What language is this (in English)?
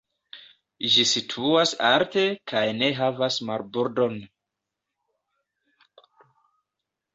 Esperanto